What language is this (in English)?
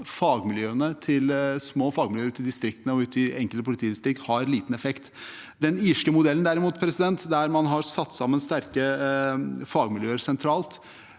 Norwegian